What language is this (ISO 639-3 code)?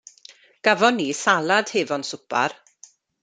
cym